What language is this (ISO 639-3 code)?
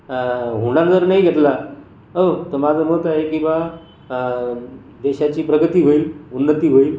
mar